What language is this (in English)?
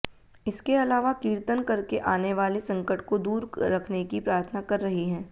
Hindi